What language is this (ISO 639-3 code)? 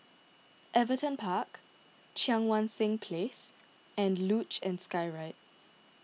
eng